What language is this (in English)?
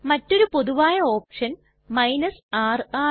Malayalam